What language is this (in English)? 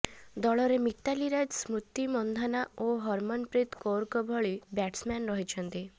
Odia